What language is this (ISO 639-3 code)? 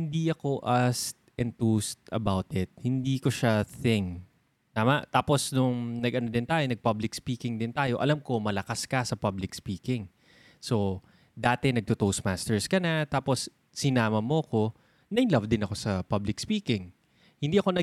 fil